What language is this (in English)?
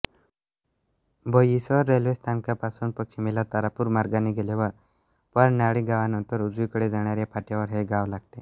Marathi